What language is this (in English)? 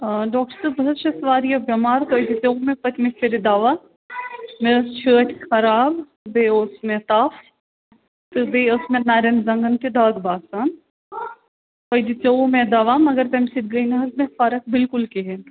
Kashmiri